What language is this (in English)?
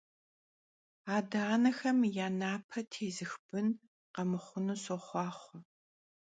Kabardian